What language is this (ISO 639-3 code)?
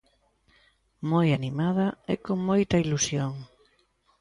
glg